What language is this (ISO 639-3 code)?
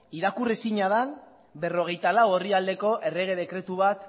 eus